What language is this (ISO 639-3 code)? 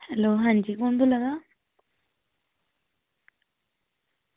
doi